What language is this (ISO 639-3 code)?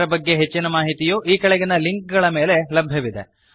kan